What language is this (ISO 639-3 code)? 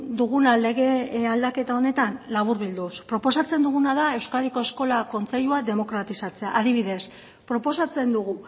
eus